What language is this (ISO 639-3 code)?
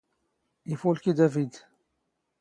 zgh